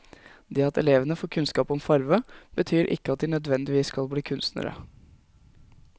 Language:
Norwegian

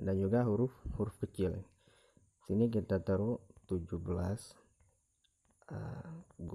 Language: Indonesian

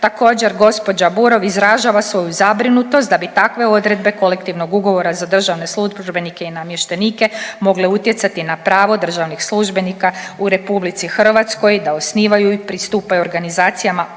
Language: Croatian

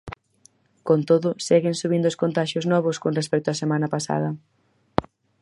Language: Galician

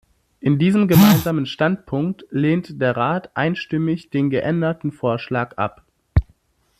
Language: German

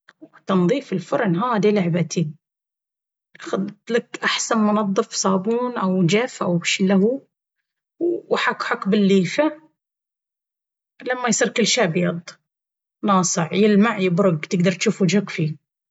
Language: Baharna Arabic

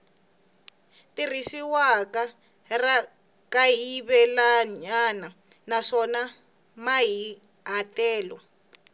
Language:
Tsonga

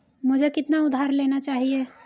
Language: Hindi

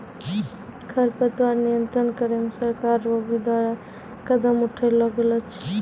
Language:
Maithili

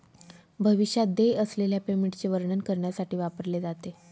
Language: Marathi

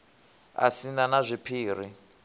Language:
Venda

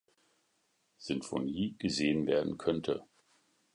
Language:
German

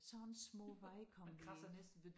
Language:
Danish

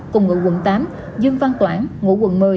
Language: Vietnamese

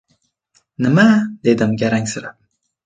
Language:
Uzbek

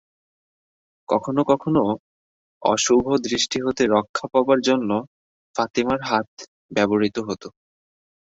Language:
Bangla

